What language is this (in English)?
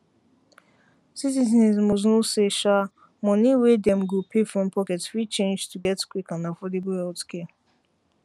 Nigerian Pidgin